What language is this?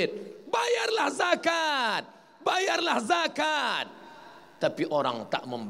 Malay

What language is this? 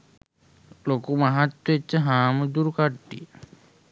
Sinhala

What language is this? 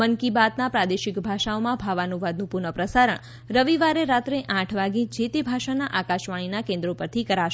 Gujarati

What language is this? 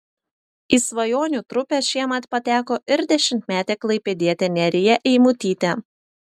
Lithuanian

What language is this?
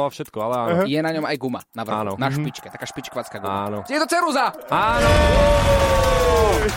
Slovak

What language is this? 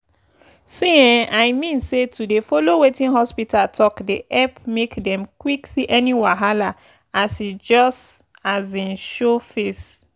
Nigerian Pidgin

